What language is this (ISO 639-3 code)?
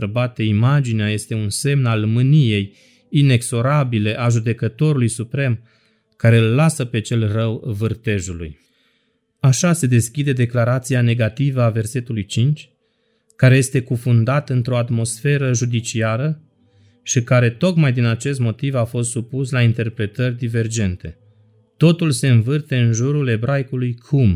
ron